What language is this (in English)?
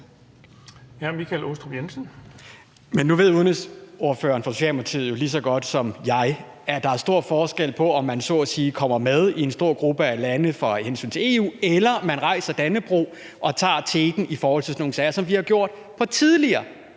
Danish